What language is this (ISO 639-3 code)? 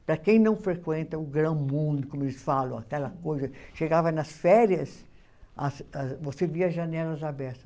por